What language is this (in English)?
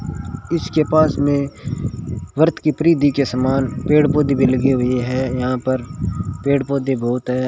Hindi